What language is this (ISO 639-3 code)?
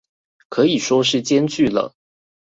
zho